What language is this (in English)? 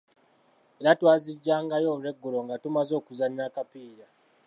Ganda